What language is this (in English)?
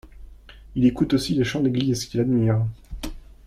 French